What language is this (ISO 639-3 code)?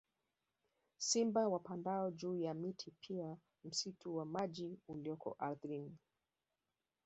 swa